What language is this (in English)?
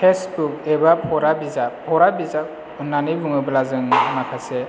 Bodo